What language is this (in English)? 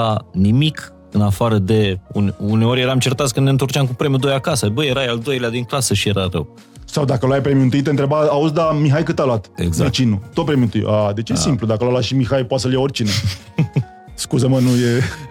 Romanian